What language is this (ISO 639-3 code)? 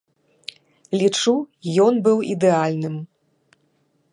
bel